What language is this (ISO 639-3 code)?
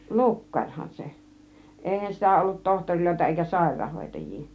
fin